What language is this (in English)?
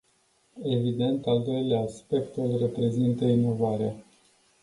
Romanian